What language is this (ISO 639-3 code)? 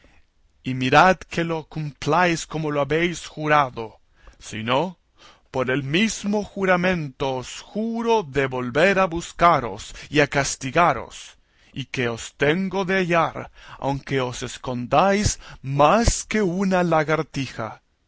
spa